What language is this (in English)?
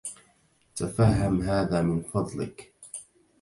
Arabic